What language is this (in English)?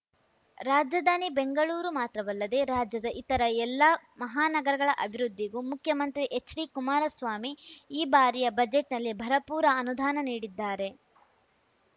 Kannada